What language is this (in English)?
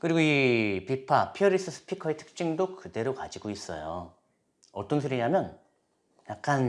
Korean